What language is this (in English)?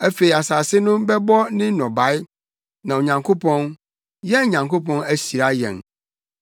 Akan